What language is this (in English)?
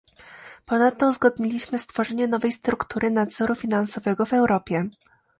Polish